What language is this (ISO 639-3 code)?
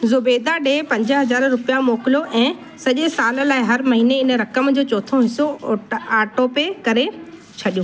snd